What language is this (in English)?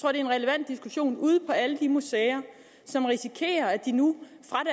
Danish